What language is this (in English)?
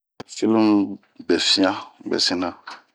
Bomu